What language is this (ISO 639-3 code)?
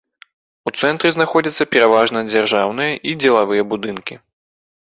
bel